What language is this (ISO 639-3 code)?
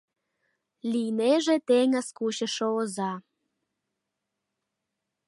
chm